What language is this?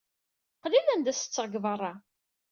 Kabyle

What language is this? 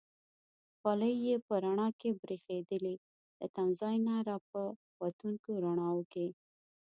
Pashto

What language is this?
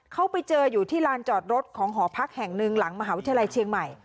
Thai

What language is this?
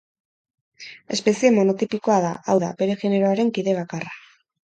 Basque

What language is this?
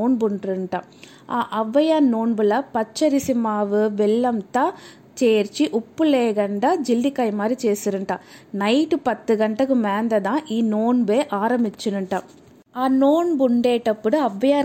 Telugu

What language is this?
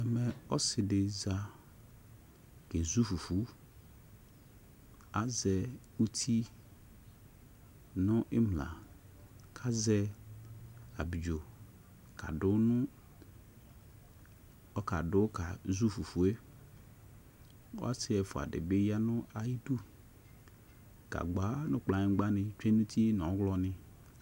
Ikposo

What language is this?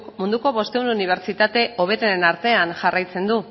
Basque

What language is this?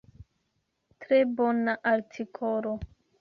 Esperanto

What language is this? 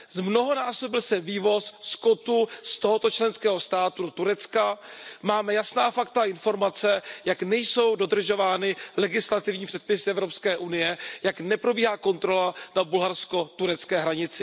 Czech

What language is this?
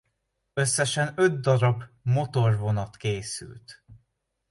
Hungarian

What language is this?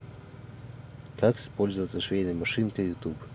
Russian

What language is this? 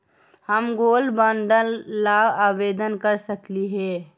Magahi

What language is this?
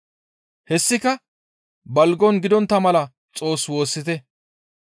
Gamo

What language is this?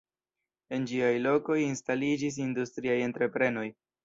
Esperanto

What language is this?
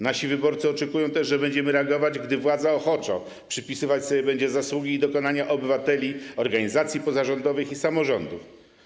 Polish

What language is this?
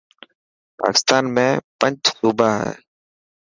Dhatki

